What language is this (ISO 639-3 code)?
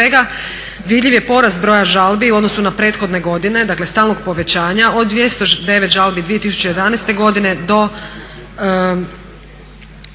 hrv